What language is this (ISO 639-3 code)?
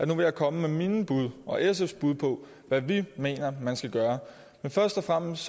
dan